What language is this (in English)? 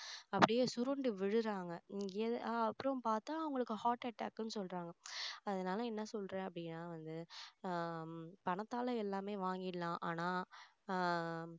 Tamil